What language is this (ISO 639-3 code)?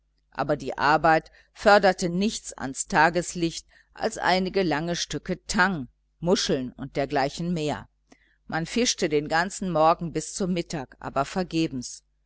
deu